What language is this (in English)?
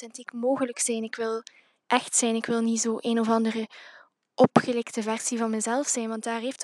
Dutch